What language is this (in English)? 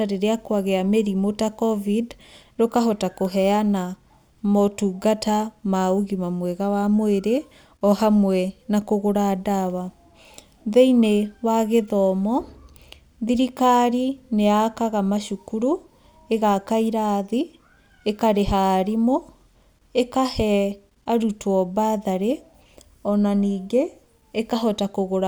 Kikuyu